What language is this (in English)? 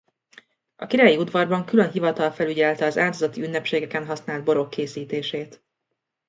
Hungarian